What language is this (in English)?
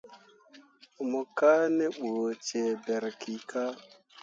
Mundang